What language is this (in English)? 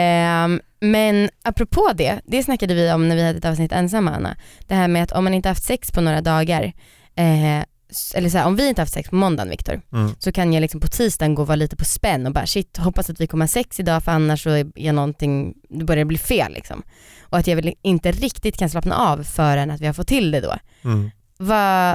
Swedish